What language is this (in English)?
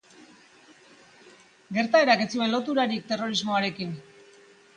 Basque